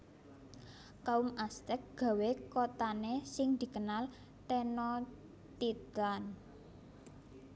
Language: Javanese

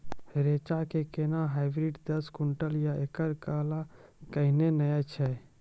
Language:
Maithili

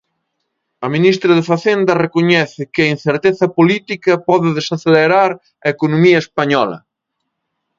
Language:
Galician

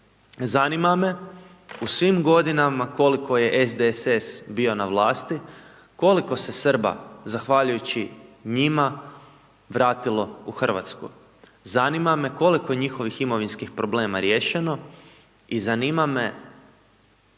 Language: Croatian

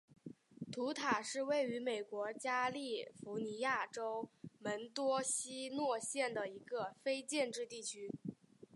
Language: Chinese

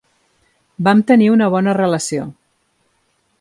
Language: Catalan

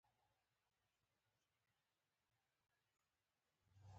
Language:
Pashto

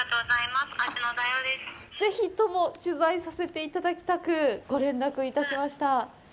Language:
Japanese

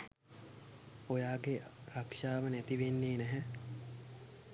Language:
Sinhala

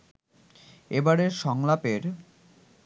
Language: Bangla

